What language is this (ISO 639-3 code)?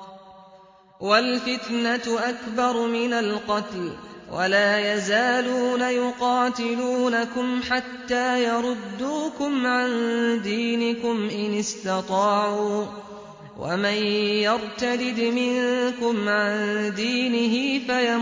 ara